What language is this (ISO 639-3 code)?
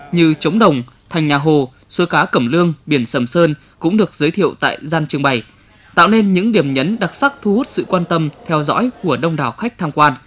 vie